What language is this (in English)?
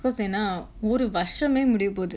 English